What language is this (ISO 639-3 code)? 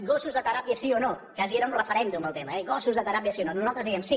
cat